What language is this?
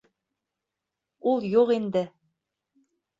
Bashkir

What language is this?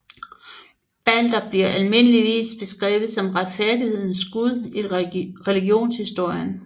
Danish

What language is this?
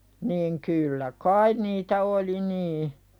Finnish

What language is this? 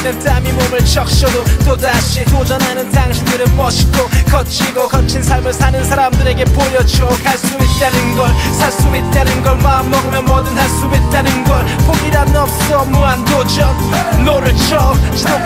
Korean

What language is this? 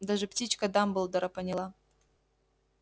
Russian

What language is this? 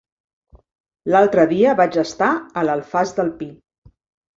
Catalan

